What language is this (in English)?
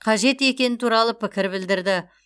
Kazakh